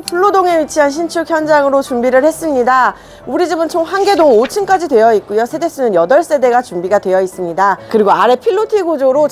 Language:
Korean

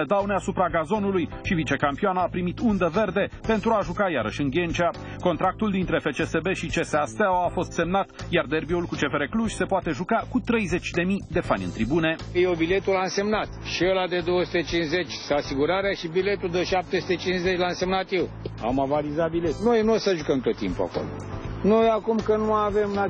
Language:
Romanian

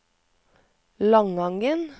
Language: Norwegian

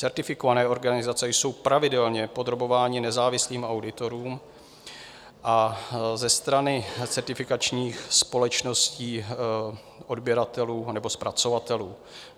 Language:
Czech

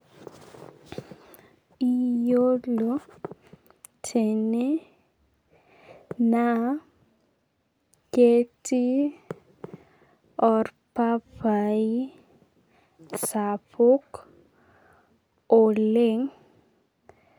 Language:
Masai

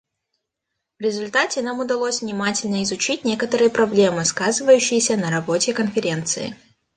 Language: Russian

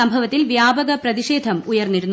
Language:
Malayalam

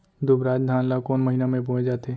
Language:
Chhattisgarhi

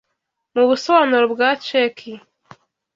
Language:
Kinyarwanda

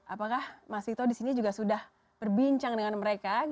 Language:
Indonesian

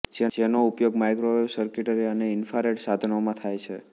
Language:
Gujarati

